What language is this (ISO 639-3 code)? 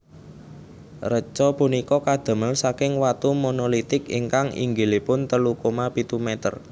jav